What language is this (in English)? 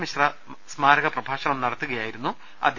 Malayalam